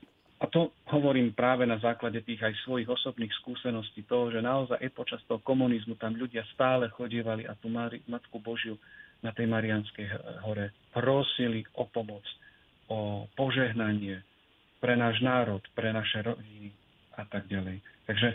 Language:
Slovak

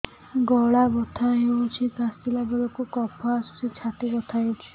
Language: Odia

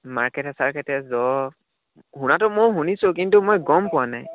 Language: Assamese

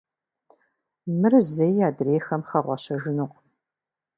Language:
Kabardian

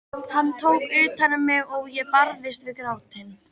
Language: Icelandic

